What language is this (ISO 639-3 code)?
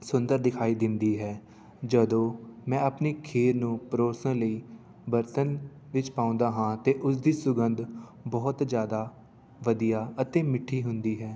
pan